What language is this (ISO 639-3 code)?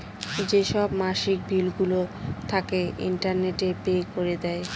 ben